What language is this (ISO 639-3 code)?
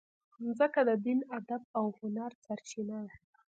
pus